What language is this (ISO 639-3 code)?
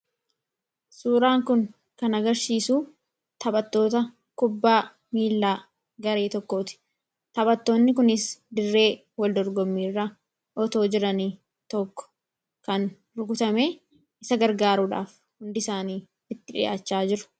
orm